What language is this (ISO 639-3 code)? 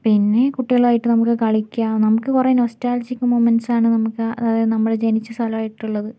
mal